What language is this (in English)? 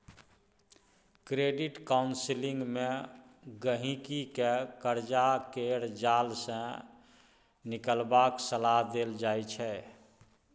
Maithili